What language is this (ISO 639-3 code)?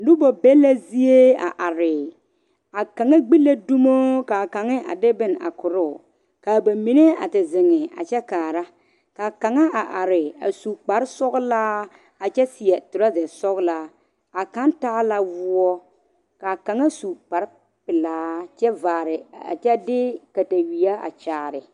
dga